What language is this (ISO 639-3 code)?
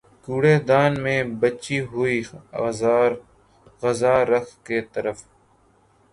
urd